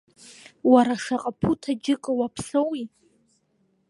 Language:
Abkhazian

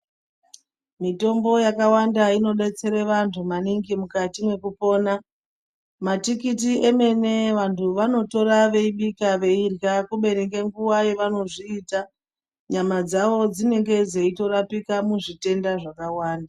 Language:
Ndau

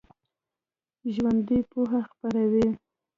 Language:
Pashto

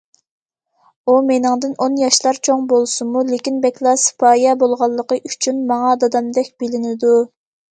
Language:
Uyghur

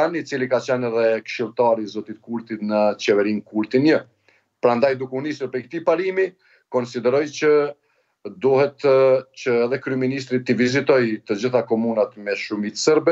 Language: Romanian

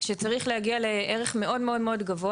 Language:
Hebrew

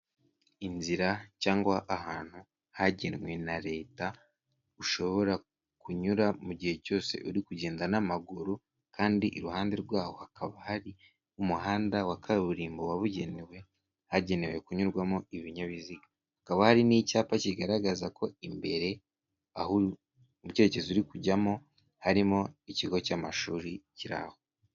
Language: Kinyarwanda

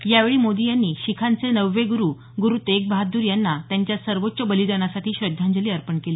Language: Marathi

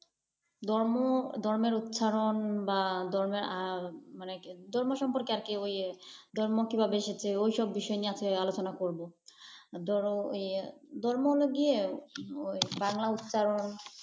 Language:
Bangla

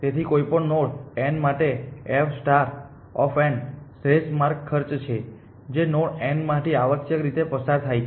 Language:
Gujarati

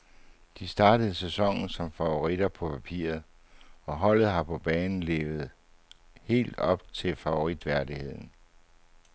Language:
Danish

